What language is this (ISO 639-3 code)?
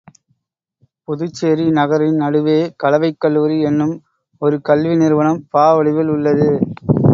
tam